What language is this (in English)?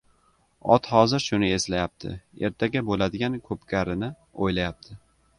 Uzbek